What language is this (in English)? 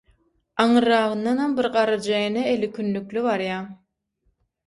Turkmen